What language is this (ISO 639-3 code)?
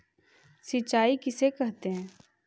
mag